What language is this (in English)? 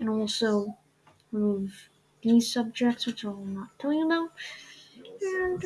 English